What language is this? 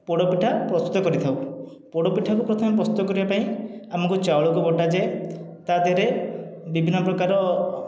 Odia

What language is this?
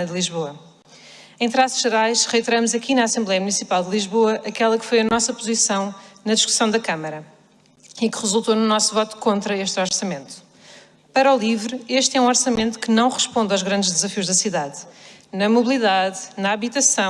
Portuguese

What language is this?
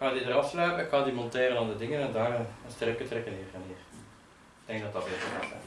Dutch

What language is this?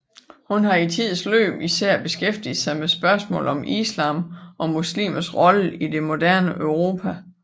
Danish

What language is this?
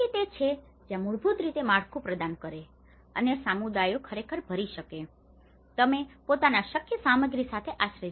Gujarati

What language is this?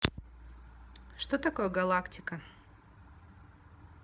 Russian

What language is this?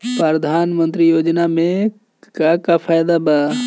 Bhojpuri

